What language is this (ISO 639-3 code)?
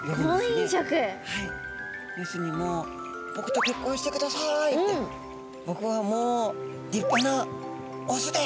jpn